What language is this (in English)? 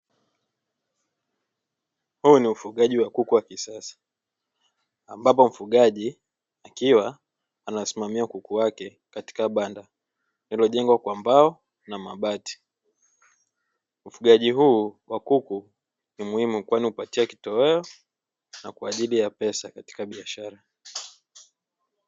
Swahili